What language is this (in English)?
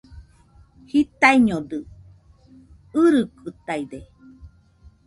Nüpode Huitoto